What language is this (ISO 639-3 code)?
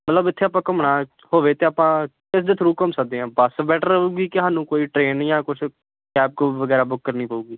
pan